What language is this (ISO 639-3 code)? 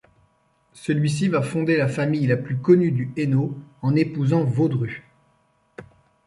fra